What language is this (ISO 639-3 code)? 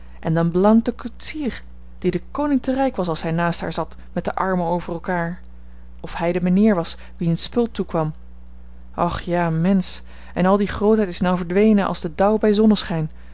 nld